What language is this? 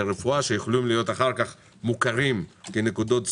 Hebrew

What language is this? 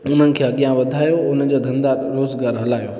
Sindhi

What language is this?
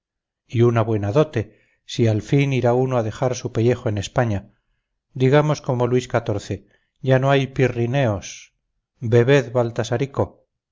Spanish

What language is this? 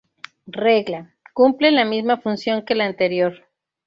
Spanish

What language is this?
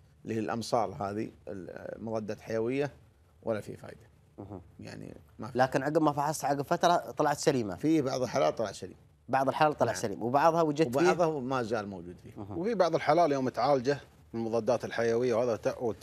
Arabic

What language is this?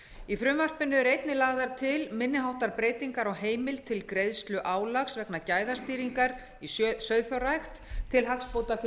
Icelandic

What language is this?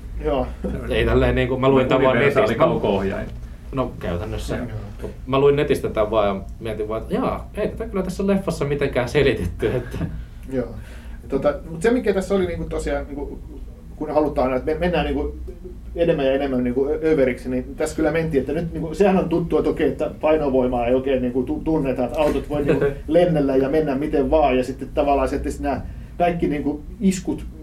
Finnish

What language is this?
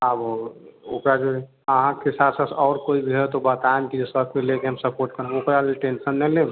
Maithili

